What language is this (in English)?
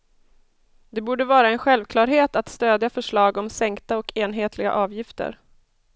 Swedish